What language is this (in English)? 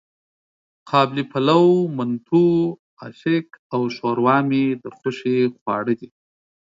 Pashto